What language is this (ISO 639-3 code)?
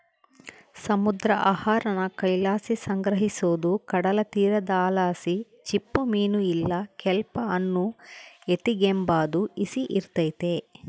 kan